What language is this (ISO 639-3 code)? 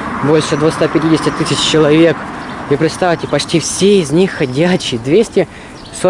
rus